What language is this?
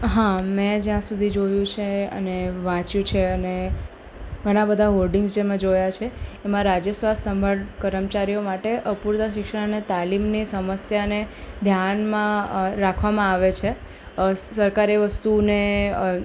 Gujarati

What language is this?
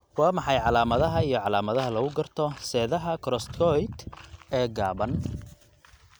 Somali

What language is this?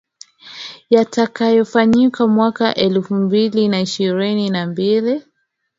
Swahili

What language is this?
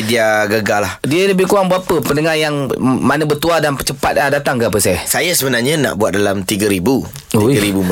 Malay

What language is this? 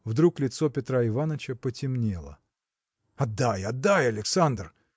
Russian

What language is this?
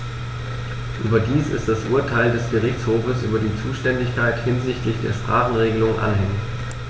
German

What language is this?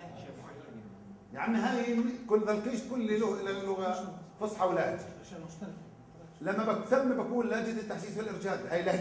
Arabic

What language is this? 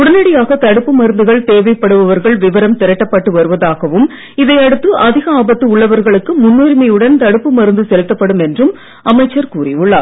Tamil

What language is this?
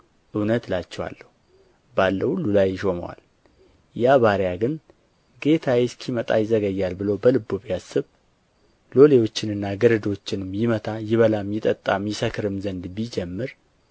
Amharic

